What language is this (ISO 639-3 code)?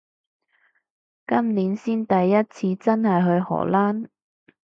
yue